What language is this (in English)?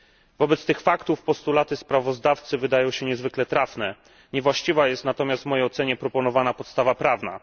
Polish